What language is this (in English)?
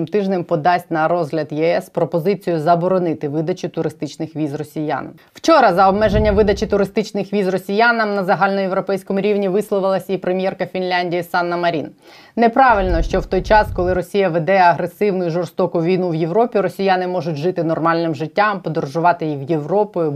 Ukrainian